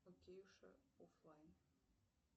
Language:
Russian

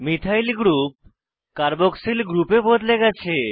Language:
Bangla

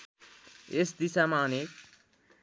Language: Nepali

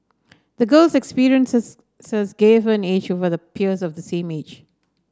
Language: English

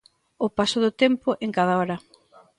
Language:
Galician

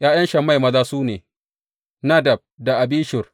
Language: Hausa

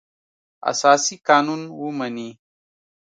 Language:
Pashto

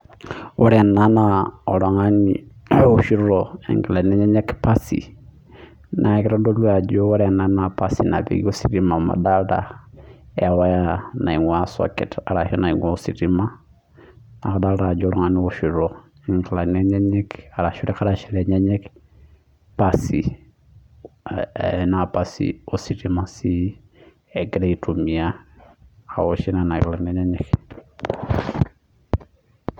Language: Masai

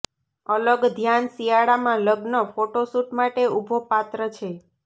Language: Gujarati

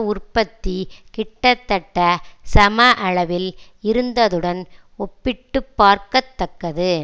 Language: Tamil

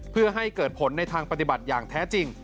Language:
Thai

